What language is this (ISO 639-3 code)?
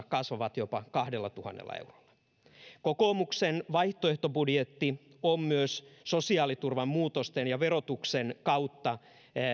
fin